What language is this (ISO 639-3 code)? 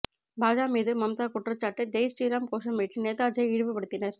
tam